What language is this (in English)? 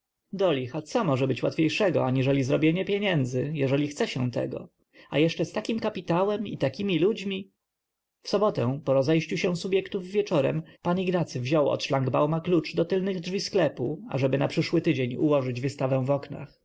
Polish